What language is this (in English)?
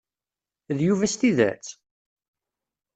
Kabyle